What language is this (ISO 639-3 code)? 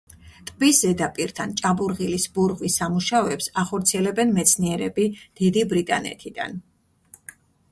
kat